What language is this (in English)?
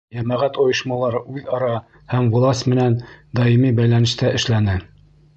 Bashkir